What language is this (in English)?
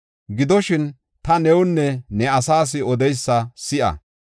Gofa